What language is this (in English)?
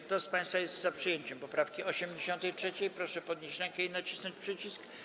Polish